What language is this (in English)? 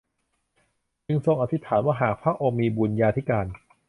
Thai